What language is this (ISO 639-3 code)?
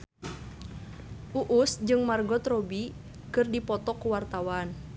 sun